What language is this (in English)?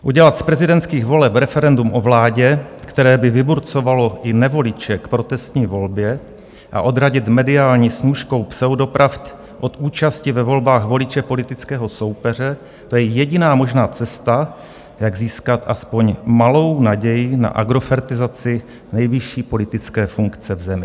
Czech